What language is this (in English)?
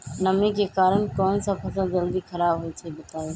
Magahi